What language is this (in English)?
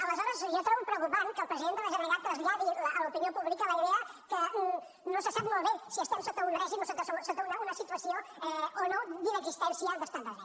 Catalan